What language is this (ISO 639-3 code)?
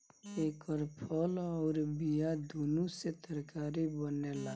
bho